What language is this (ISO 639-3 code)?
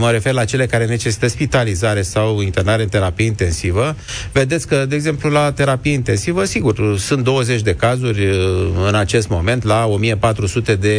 ron